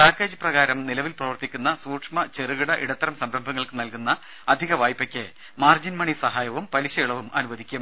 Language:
Malayalam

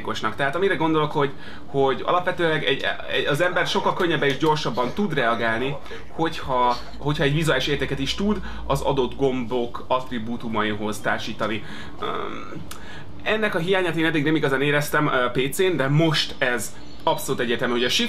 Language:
Hungarian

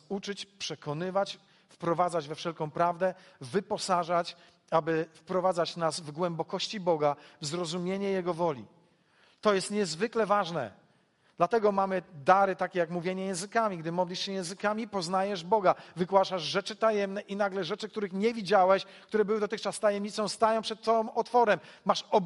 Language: Polish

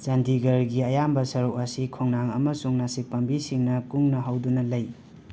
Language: Manipuri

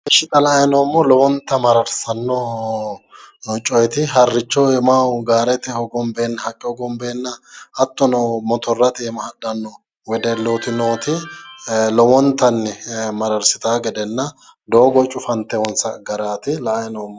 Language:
Sidamo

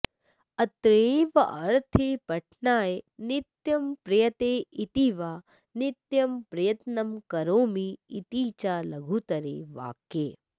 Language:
Sanskrit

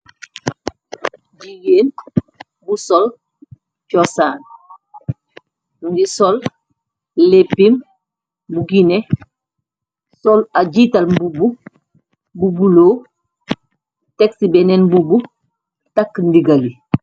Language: Wolof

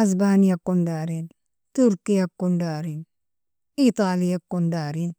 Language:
Nobiin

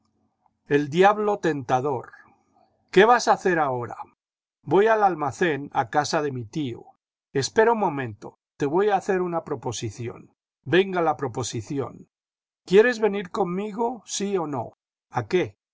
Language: Spanish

